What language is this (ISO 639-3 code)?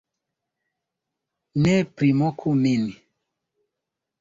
epo